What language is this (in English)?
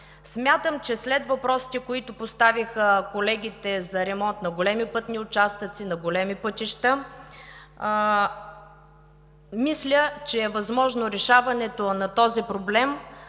Bulgarian